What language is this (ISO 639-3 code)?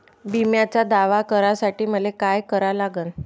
mar